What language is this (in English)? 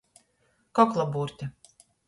Latgalian